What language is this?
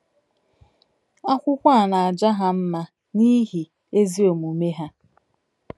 Igbo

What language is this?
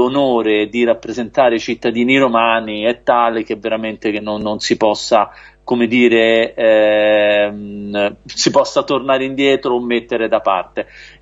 Italian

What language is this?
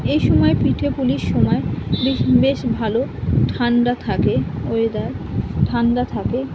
Bangla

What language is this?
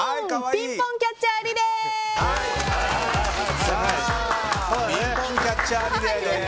Japanese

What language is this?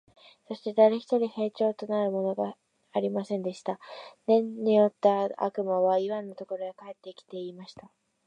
Japanese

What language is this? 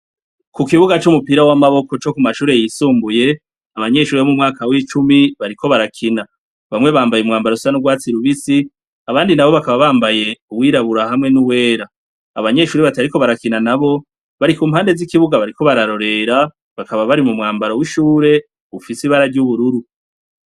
Rundi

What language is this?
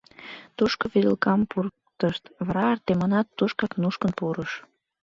Mari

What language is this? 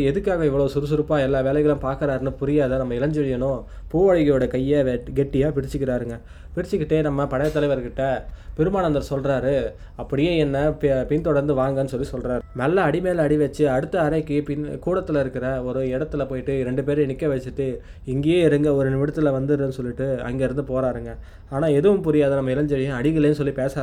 Tamil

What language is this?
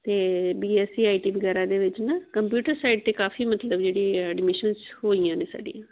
Punjabi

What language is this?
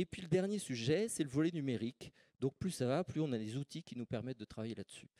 French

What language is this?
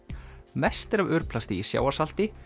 Icelandic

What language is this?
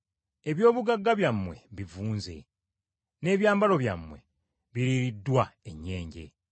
Ganda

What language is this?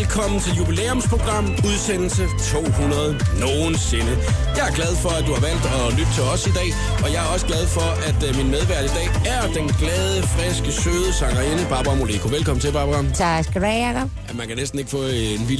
Danish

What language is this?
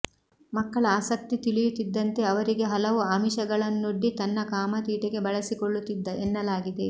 Kannada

